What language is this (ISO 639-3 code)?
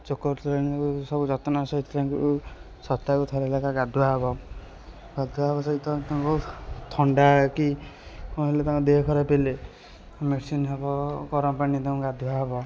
ori